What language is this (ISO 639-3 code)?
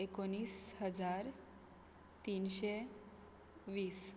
kok